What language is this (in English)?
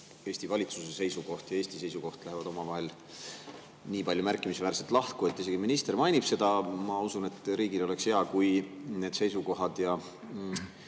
Estonian